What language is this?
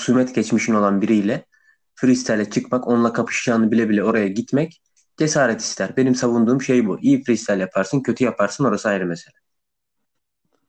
Turkish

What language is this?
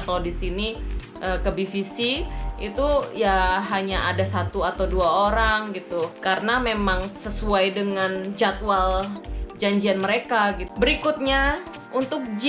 Indonesian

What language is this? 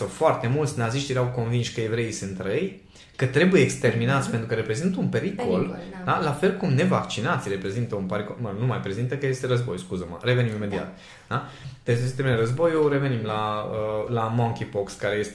Romanian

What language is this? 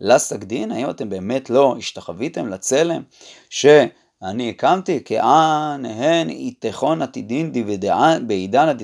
Hebrew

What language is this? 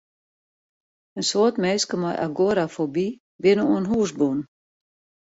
Western Frisian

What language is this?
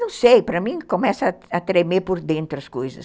Portuguese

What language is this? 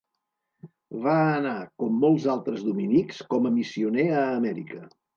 Catalan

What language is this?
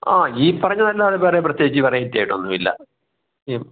Malayalam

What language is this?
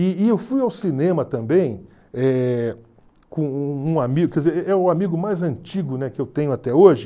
Portuguese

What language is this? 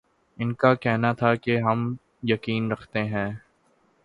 Urdu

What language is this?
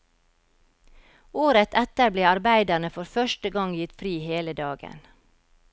Norwegian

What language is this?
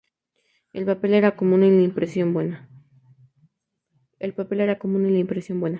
Spanish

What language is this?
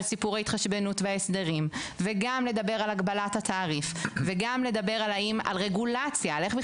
Hebrew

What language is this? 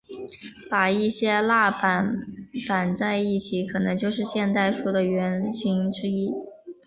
Chinese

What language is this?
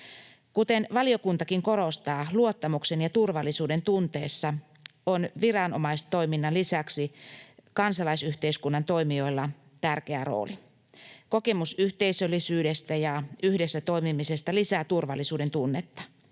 Finnish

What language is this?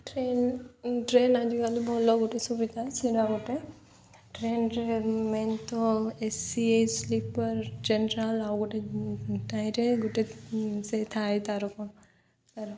Odia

